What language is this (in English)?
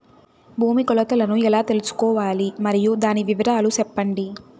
Telugu